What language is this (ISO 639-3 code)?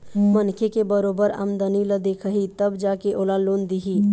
hne